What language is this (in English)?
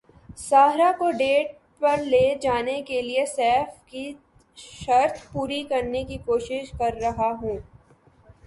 Urdu